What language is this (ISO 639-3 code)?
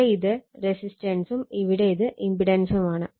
mal